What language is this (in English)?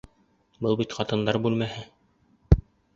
Bashkir